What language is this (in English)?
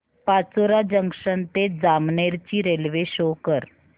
Marathi